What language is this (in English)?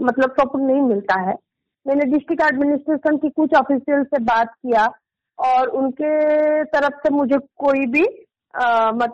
Hindi